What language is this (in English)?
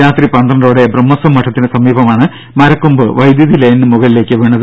Malayalam